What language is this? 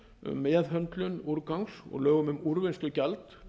Icelandic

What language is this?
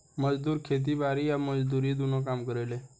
Bhojpuri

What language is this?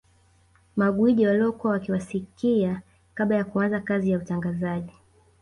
Swahili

